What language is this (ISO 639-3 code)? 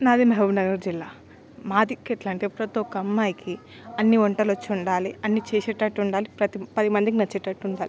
tel